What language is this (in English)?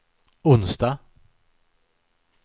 Swedish